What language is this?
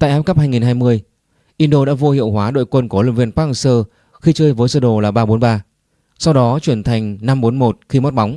Vietnamese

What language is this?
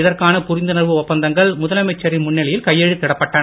Tamil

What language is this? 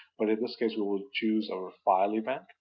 English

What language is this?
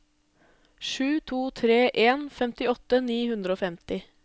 Norwegian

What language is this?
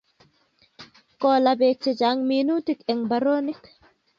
Kalenjin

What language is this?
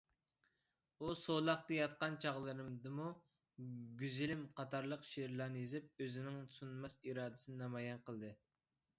Uyghur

